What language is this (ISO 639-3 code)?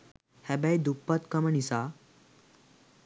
sin